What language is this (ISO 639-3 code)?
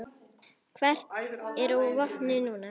isl